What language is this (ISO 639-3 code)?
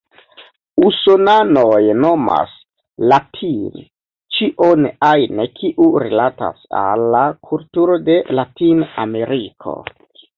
epo